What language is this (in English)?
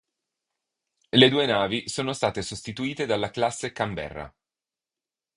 Italian